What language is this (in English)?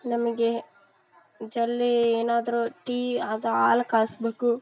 Kannada